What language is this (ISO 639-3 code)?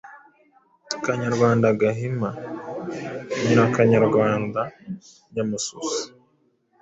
kin